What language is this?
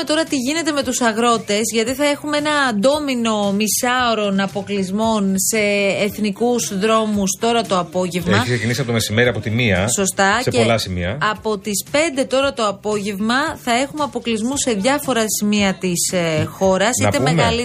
Greek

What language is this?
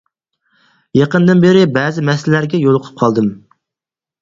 Uyghur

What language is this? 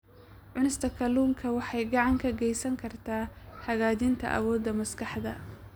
Somali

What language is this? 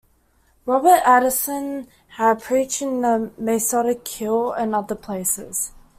English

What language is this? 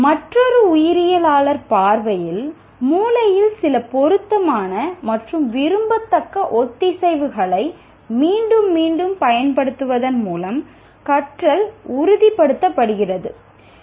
Tamil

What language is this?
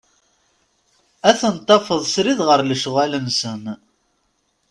Kabyle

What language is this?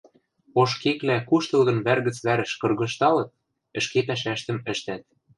Western Mari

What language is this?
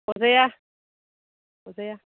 Bodo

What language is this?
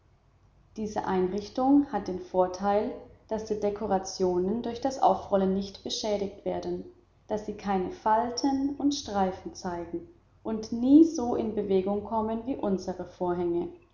German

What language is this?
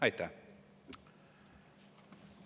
Estonian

